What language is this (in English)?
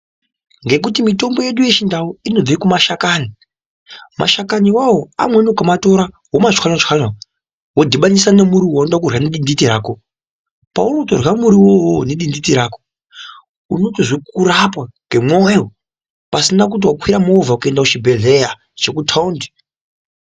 Ndau